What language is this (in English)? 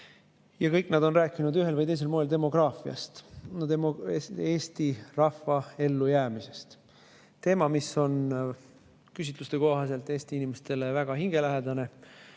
Estonian